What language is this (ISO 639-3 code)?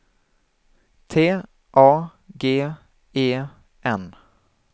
swe